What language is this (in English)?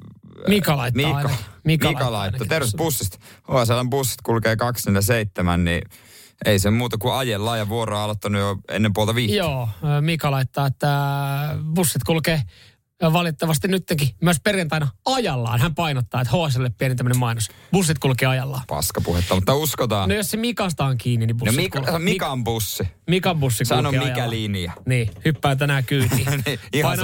Finnish